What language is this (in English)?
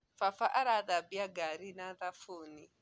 Kikuyu